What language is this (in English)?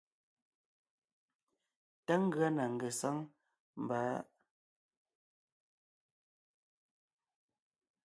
Ngiemboon